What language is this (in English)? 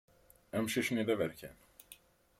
Kabyle